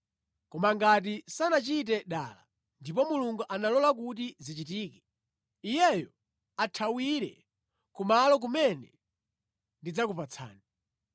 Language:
Nyanja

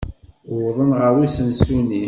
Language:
Kabyle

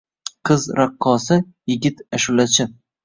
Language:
Uzbek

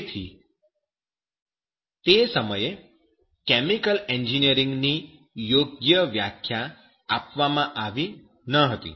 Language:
Gujarati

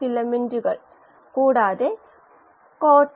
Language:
Malayalam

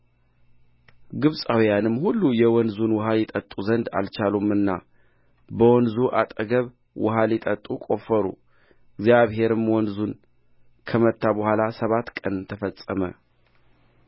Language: Amharic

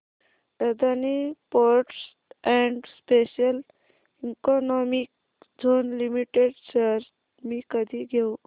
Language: Marathi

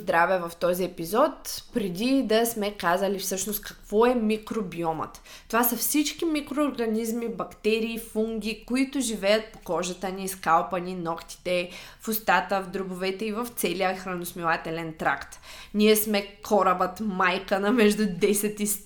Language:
Bulgarian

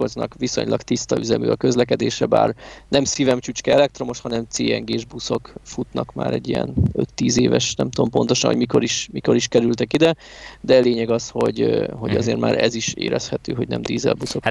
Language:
Hungarian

